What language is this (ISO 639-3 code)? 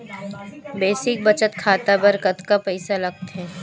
hne